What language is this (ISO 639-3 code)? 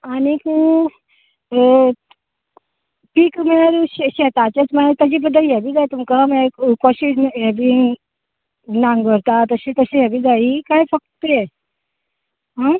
kok